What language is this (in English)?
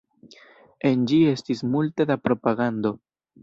Esperanto